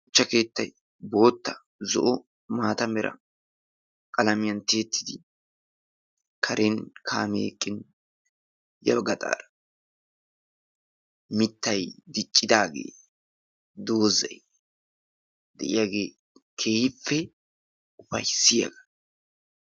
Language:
Wolaytta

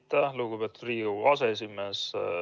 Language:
Estonian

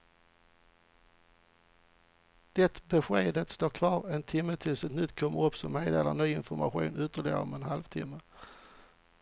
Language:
Swedish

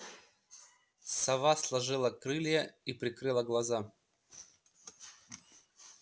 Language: Russian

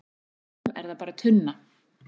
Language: Icelandic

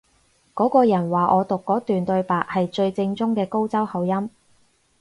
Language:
Cantonese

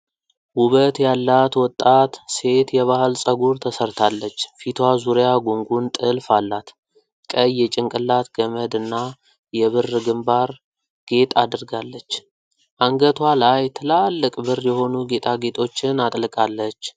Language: Amharic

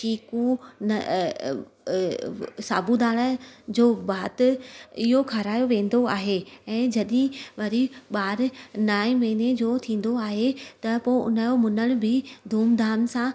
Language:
Sindhi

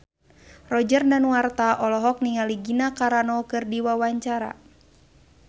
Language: Sundanese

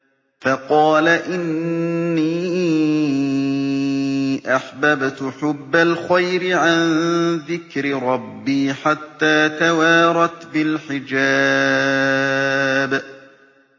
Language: Arabic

